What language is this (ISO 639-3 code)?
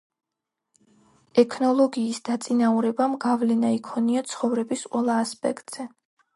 kat